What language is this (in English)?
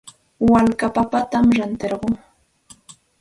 Santa Ana de Tusi Pasco Quechua